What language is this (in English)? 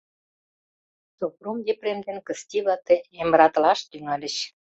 Mari